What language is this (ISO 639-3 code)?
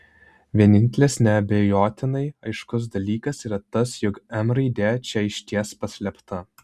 lit